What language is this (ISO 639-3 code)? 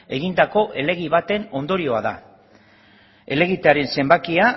eus